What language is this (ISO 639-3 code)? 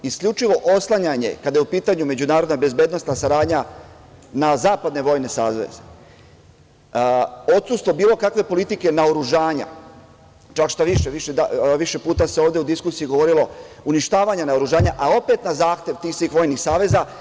srp